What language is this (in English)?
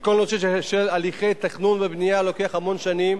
Hebrew